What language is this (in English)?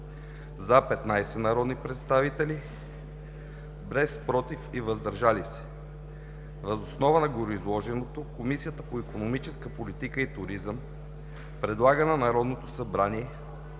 Bulgarian